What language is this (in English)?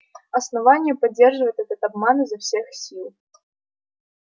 Russian